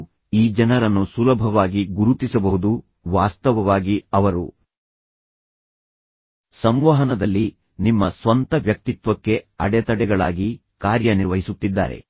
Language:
Kannada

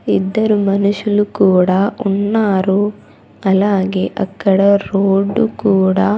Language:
Telugu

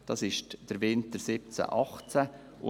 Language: Swiss German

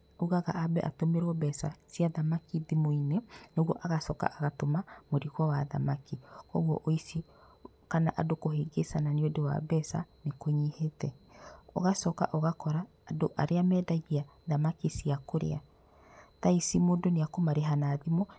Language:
Kikuyu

